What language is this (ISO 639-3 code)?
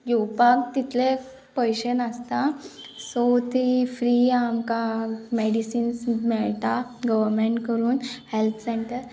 kok